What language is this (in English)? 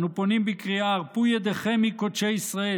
Hebrew